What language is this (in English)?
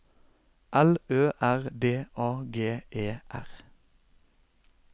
Norwegian